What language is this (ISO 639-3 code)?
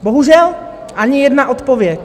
ces